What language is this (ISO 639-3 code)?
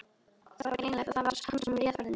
isl